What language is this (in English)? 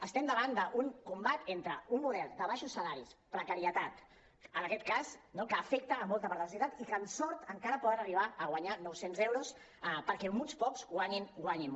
Catalan